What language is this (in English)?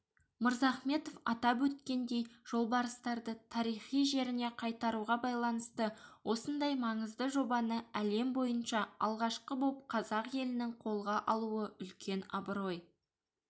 Kazakh